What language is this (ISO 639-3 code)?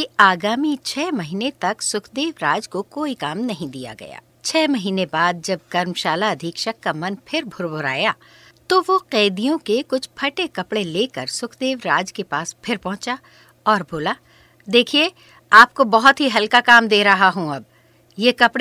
hin